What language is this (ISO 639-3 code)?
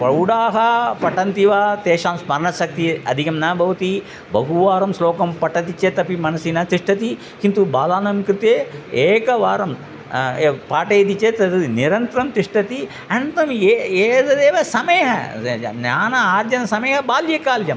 san